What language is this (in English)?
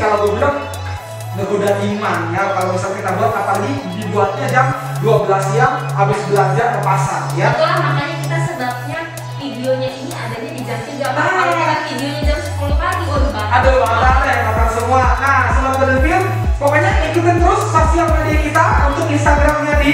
Indonesian